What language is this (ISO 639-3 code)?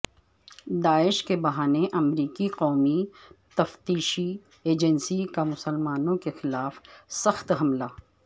urd